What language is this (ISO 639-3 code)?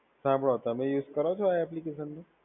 guj